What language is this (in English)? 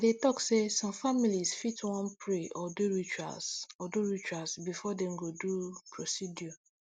Nigerian Pidgin